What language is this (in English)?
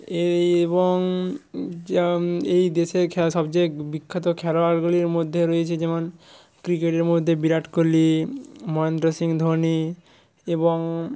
Bangla